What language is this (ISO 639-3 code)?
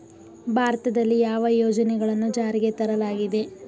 kan